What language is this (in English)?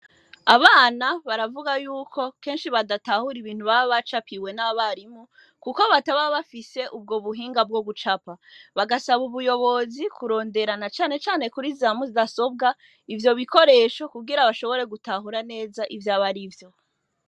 Rundi